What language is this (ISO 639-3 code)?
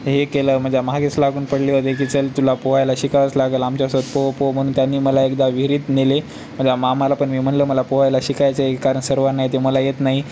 mar